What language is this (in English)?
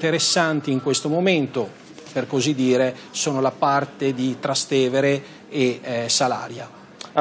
Italian